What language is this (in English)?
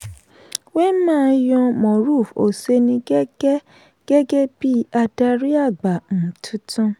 Yoruba